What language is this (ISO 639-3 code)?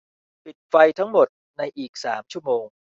tha